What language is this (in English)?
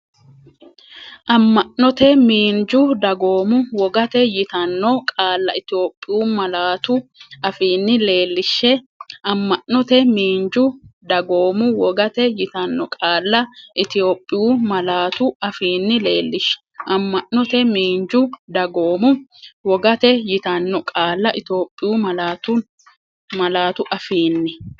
Sidamo